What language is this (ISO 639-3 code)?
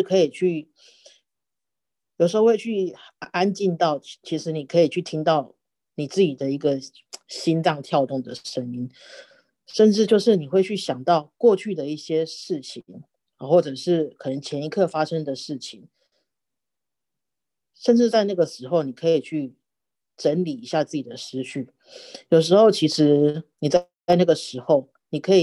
zho